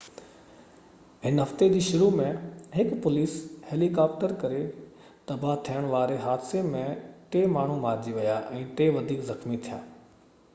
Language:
Sindhi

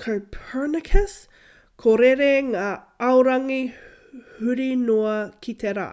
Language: Māori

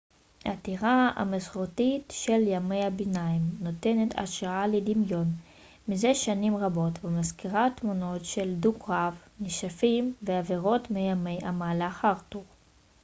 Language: Hebrew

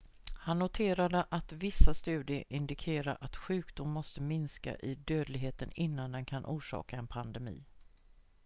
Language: Swedish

